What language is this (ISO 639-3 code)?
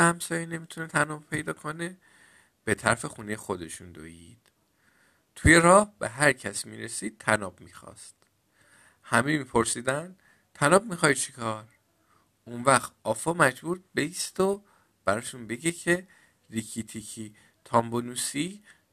fas